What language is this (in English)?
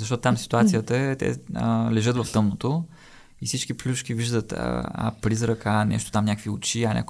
Bulgarian